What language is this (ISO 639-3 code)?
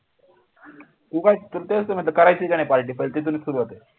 mar